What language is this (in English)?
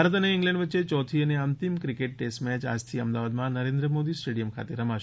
Gujarati